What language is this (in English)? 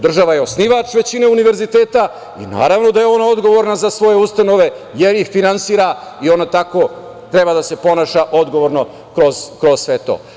Serbian